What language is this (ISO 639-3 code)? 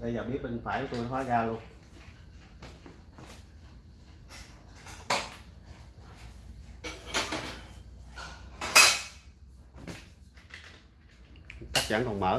vie